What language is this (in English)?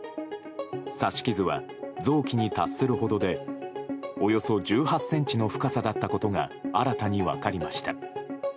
Japanese